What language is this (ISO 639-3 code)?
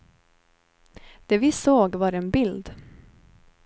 swe